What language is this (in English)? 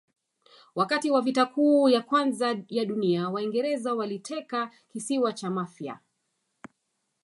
Swahili